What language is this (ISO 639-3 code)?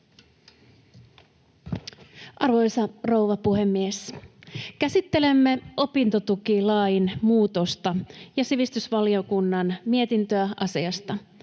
fin